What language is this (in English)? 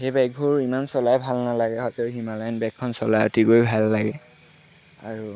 Assamese